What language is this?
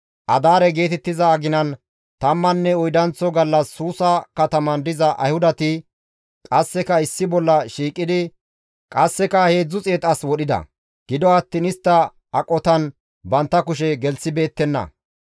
Gamo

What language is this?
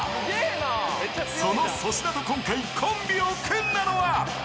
Japanese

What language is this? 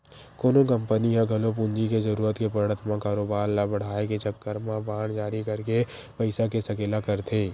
Chhattisgarhi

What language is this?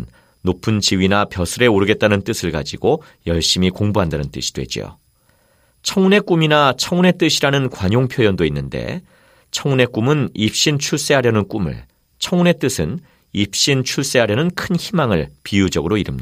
Korean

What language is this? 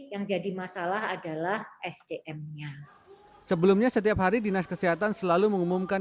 Indonesian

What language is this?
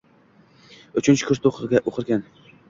Uzbek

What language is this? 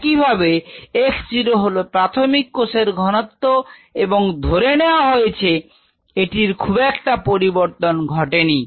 Bangla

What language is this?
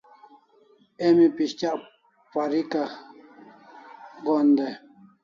Kalasha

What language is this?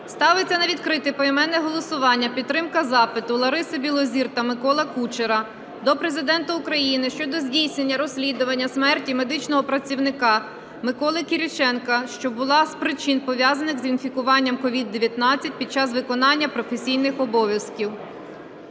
Ukrainian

